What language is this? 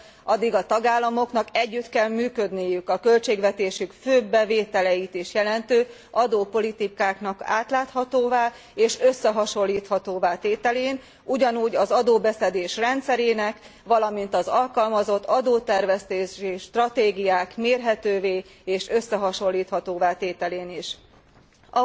Hungarian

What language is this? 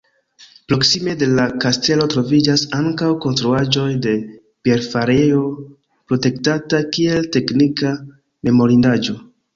Esperanto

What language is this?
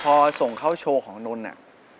Thai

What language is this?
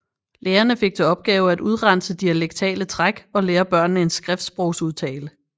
Danish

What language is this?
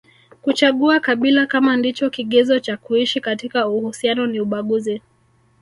Swahili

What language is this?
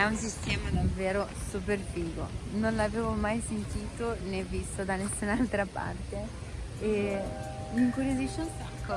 Italian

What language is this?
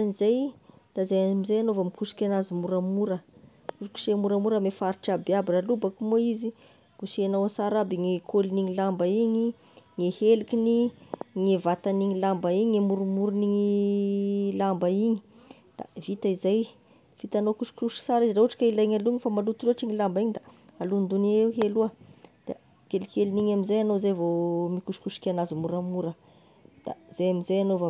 Tesaka Malagasy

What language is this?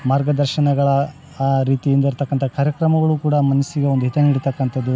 Kannada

